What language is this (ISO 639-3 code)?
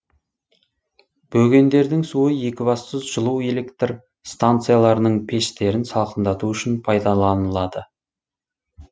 kaz